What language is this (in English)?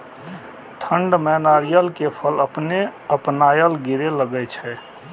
Maithili